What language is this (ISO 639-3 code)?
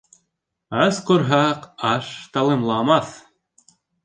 bak